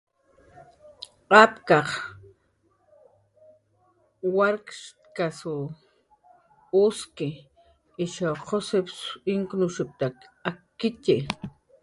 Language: Jaqaru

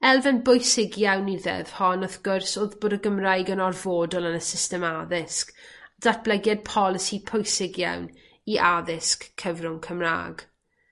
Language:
Welsh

